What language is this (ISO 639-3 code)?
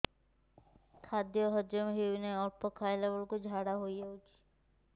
ori